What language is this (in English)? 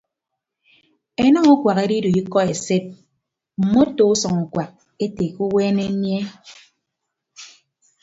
Ibibio